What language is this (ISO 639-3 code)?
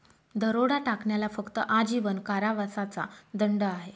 mar